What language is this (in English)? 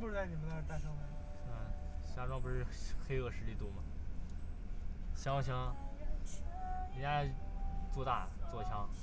Chinese